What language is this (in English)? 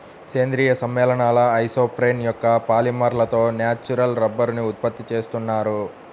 Telugu